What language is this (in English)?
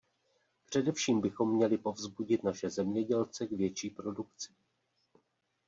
Czech